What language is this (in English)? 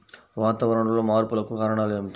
Telugu